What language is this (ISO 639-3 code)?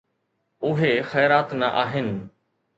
snd